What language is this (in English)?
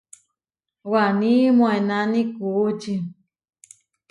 Huarijio